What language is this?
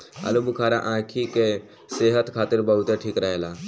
Bhojpuri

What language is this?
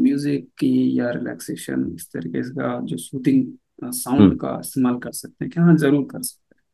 Hindi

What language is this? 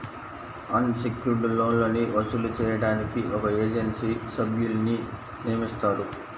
Telugu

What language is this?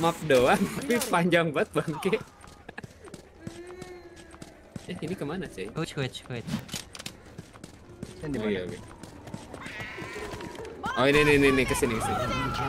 Indonesian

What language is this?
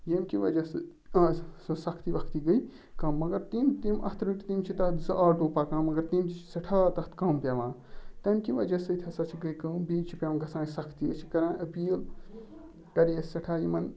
Kashmiri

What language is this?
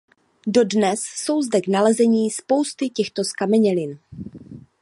Czech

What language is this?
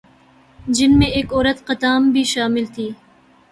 Urdu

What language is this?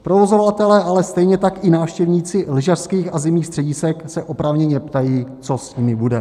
Czech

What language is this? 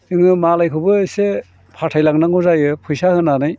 Bodo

